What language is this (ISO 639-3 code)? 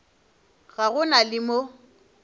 nso